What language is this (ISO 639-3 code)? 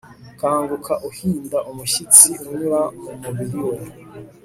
kin